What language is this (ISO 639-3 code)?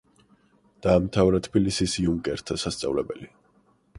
kat